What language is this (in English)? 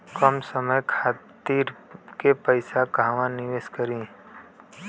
Bhojpuri